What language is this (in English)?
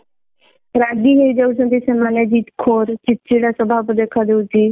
Odia